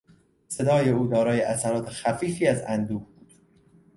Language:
Persian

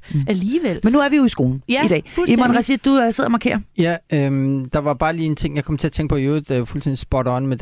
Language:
Danish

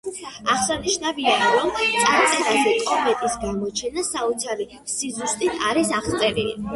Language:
Georgian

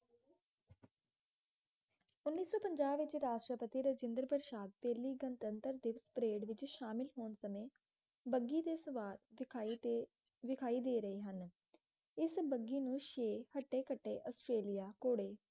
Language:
Punjabi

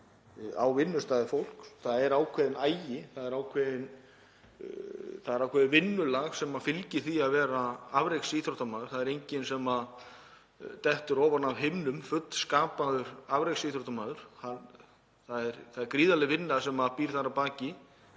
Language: Icelandic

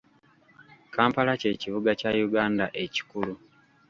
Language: Ganda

